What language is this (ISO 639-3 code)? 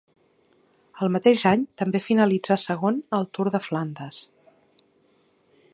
cat